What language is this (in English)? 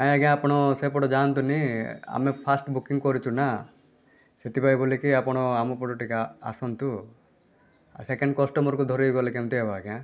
Odia